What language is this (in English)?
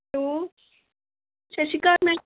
Punjabi